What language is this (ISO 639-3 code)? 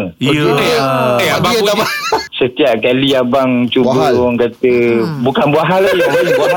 msa